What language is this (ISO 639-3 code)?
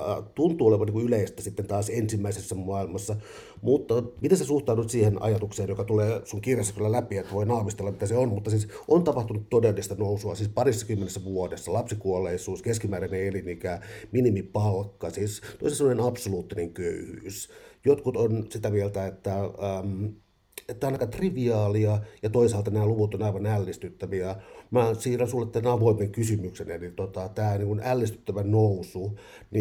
fin